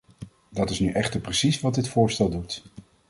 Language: Dutch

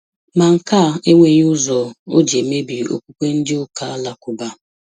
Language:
Igbo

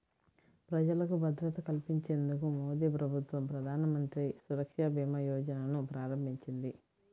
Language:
Telugu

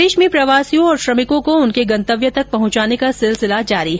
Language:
Hindi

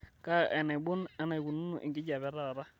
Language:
Masai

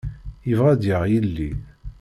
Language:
Kabyle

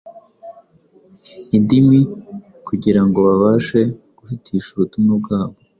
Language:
Kinyarwanda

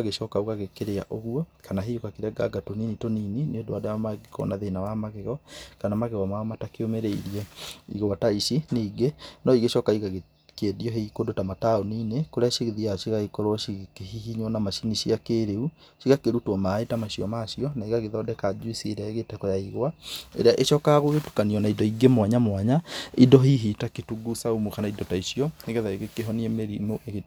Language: Kikuyu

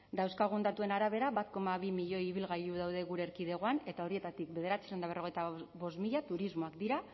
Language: Basque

